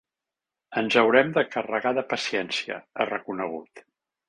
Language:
Catalan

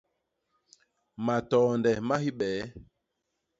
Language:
Basaa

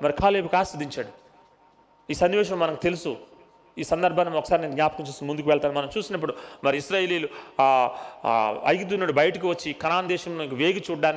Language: Telugu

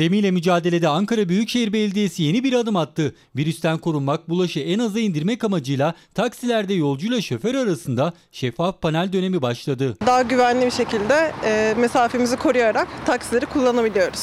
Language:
Turkish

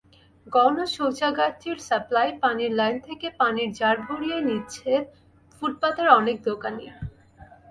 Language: Bangla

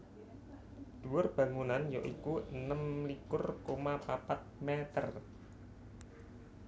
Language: Javanese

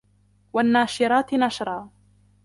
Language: Arabic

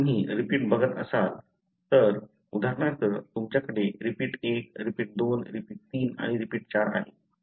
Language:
Marathi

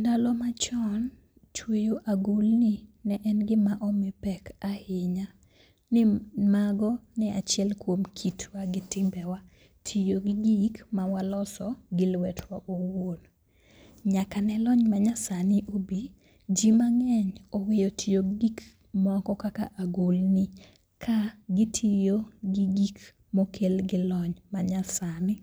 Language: Luo (Kenya and Tanzania)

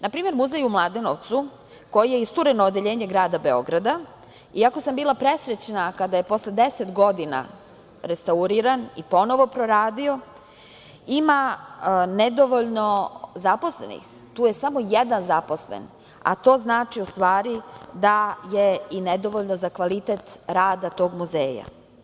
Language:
Serbian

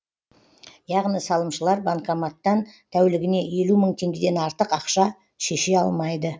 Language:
Kazakh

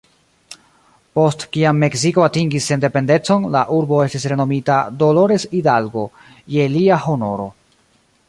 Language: Esperanto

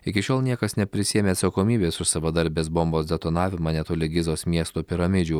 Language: Lithuanian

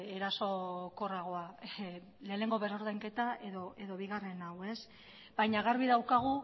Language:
Basque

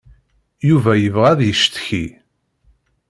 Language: Kabyle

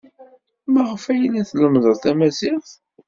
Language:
Kabyle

